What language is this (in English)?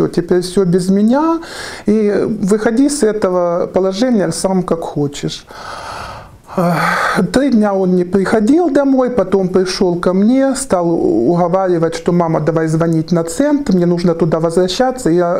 Russian